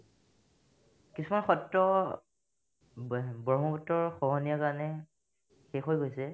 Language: Assamese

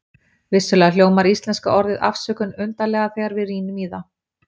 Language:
Icelandic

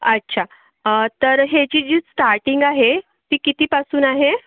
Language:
Marathi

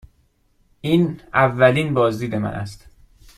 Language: Persian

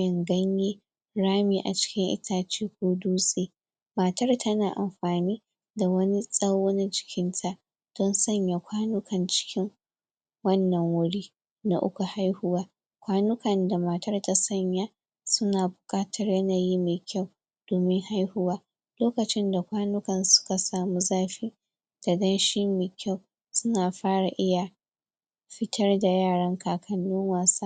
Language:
Hausa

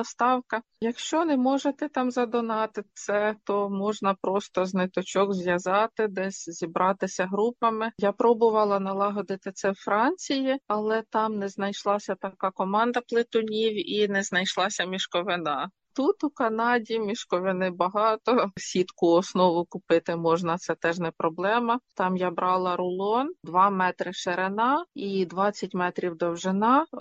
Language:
Ukrainian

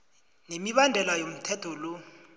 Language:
South Ndebele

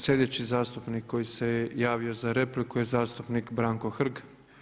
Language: Croatian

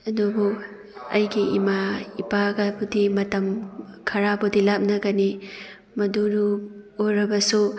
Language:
Manipuri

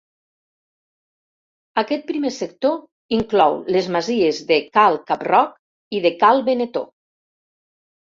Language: Catalan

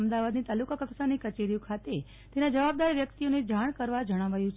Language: Gujarati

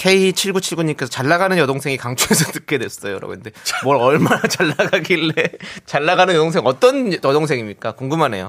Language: Korean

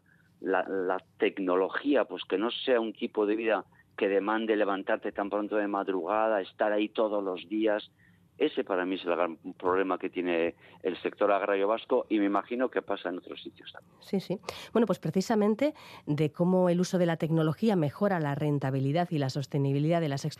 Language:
Spanish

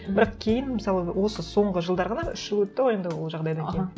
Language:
Kazakh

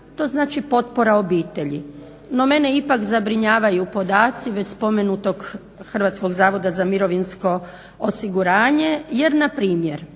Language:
Croatian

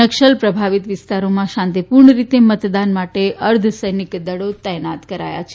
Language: Gujarati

